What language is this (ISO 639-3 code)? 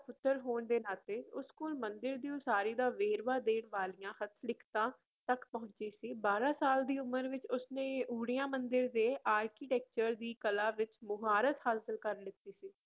pan